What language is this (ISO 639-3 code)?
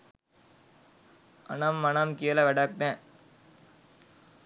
sin